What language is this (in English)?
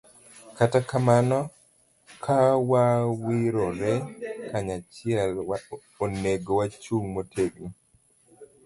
Luo (Kenya and Tanzania)